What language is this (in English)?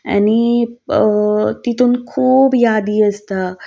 Konkani